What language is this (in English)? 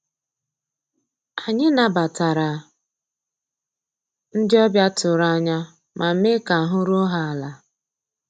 Igbo